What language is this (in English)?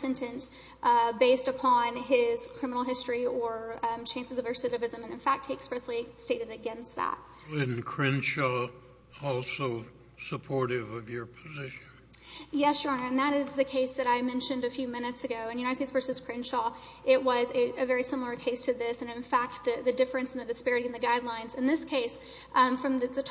English